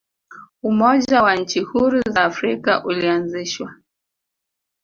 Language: Swahili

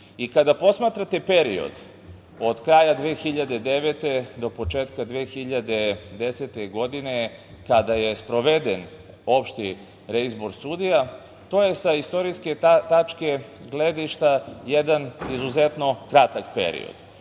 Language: Serbian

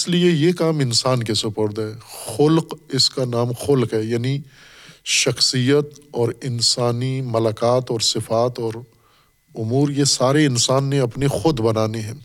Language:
Urdu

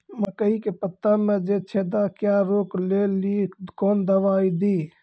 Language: Maithili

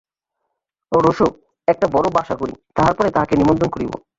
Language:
Bangla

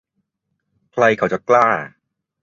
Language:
Thai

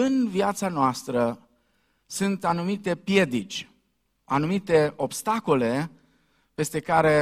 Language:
Romanian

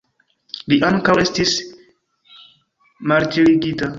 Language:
Esperanto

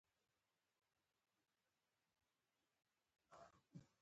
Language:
Pashto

